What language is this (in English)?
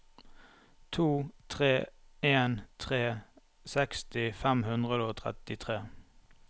Norwegian